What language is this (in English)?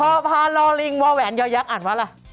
Thai